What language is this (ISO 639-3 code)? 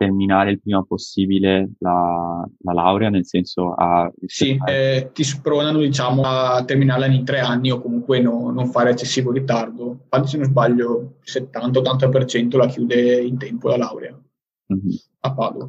ita